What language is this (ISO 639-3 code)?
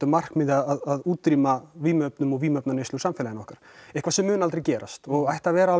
isl